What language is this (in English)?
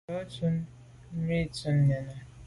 Medumba